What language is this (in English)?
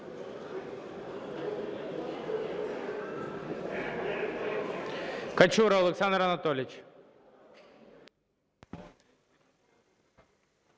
Ukrainian